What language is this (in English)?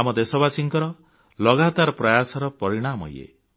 Odia